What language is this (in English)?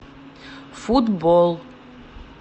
Russian